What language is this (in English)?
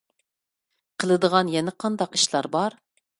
Uyghur